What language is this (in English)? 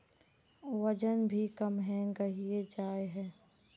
Magahi